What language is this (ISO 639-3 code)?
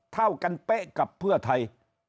tha